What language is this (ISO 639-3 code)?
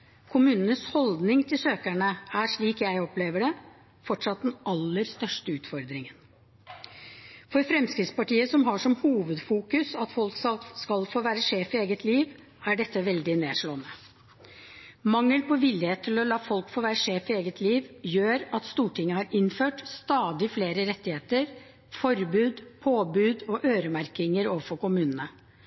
nob